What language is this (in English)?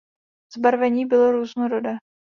Czech